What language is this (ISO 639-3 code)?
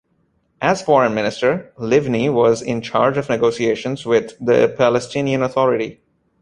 eng